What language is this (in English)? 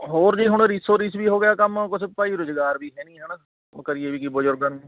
Punjabi